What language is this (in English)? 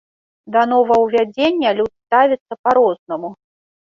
Belarusian